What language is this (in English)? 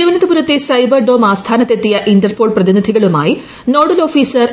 Malayalam